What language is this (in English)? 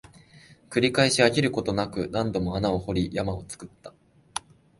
Japanese